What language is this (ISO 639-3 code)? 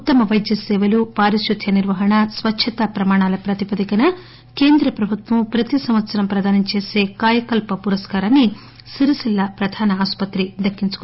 tel